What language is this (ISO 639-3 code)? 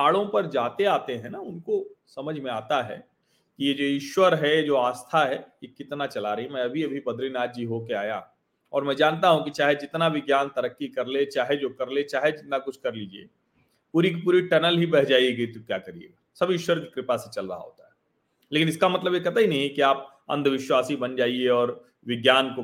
hin